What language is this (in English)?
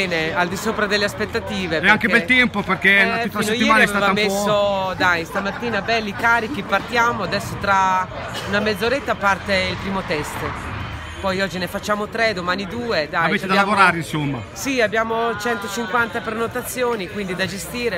Italian